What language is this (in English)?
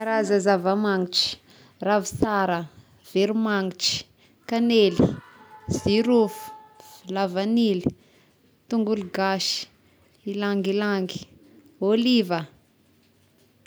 Tesaka Malagasy